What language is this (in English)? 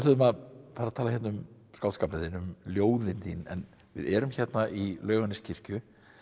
Icelandic